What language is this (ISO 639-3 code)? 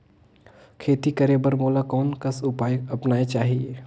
hne